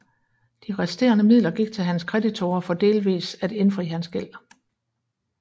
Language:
Danish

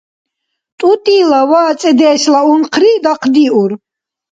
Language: Dargwa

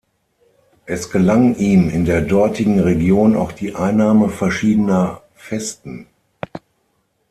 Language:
German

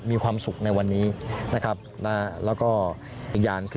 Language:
Thai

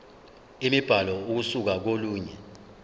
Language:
Zulu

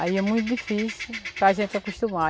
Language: Portuguese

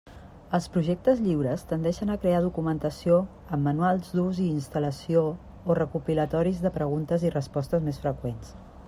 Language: Catalan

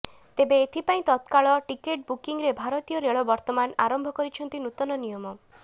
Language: Odia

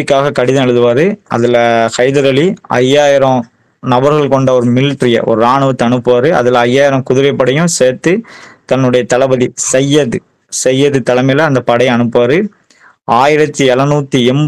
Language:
Tamil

